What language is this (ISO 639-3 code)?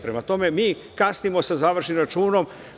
srp